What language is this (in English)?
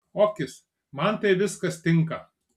Lithuanian